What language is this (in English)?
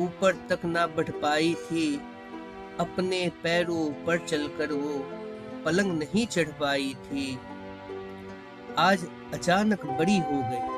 Hindi